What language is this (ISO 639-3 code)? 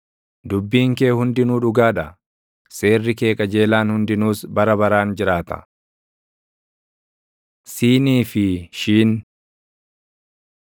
orm